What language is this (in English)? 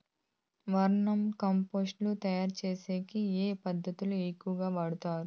Telugu